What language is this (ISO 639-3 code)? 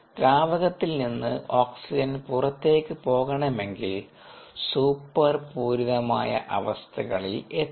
mal